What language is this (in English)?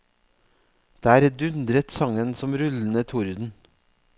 Norwegian